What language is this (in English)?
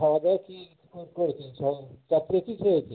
Bangla